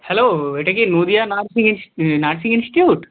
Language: Bangla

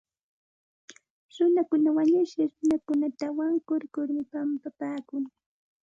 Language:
Santa Ana de Tusi Pasco Quechua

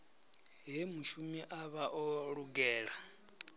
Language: Venda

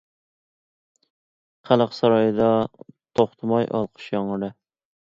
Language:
Uyghur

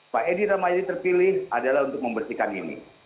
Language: Indonesian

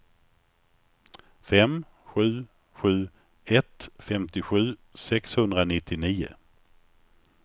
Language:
Swedish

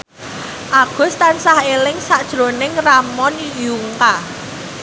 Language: Javanese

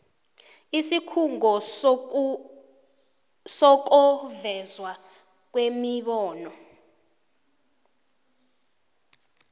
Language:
South Ndebele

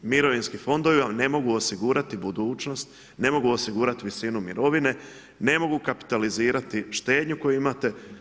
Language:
Croatian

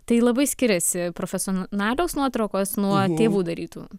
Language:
Lithuanian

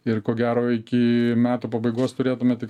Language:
Lithuanian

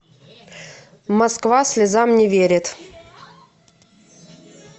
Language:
Russian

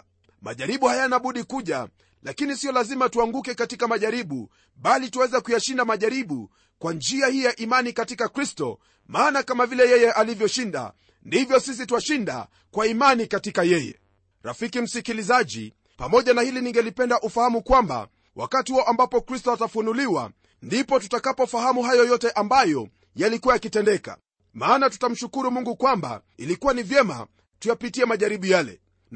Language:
Swahili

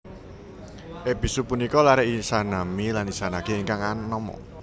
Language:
Javanese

